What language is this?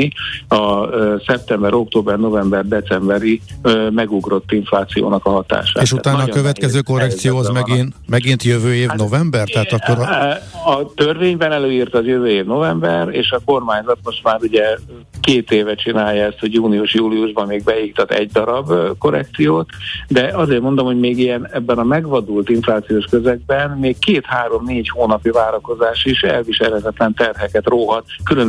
Hungarian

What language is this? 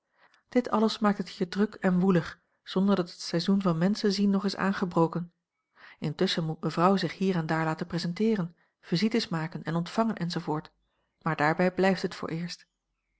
Dutch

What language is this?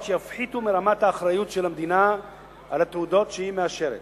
Hebrew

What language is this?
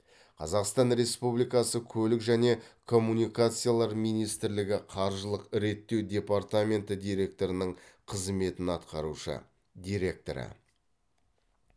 Kazakh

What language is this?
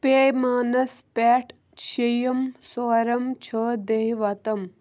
Kashmiri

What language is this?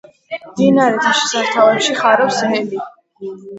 Georgian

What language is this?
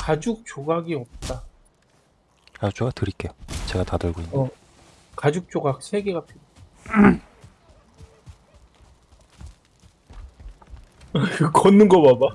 Korean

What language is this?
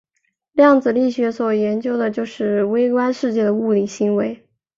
Chinese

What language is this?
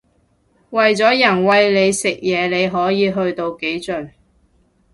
Cantonese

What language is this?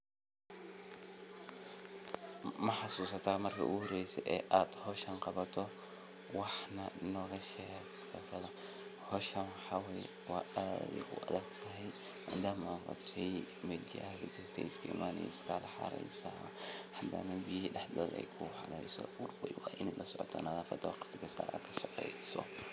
Somali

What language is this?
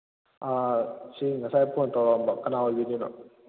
Manipuri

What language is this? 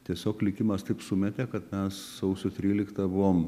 Lithuanian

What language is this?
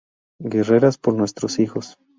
Spanish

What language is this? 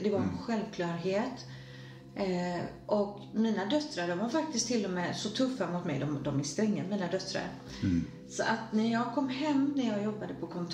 Swedish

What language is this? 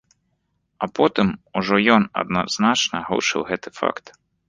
Belarusian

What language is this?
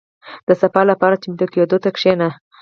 Pashto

